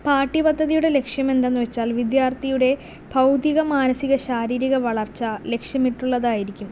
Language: Malayalam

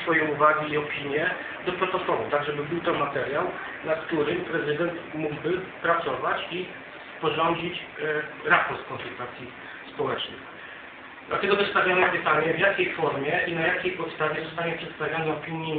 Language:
Polish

